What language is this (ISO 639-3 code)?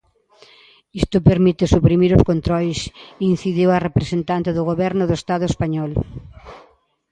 glg